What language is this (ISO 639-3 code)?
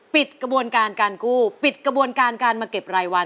tha